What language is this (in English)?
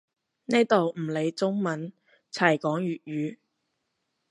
Cantonese